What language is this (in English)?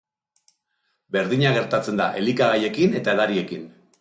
Basque